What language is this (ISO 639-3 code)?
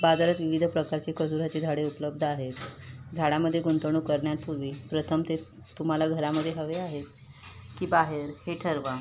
mar